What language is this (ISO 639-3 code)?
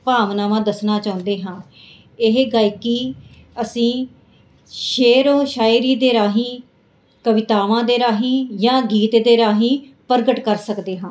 pan